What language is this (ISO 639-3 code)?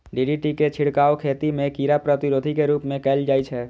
mai